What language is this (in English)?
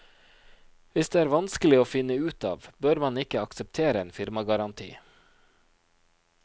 Norwegian